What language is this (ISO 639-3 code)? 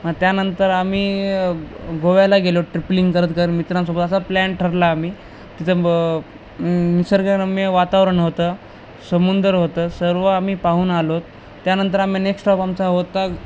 mar